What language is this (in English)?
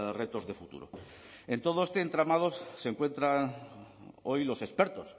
Spanish